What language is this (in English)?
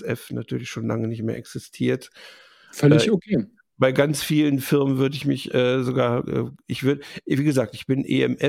German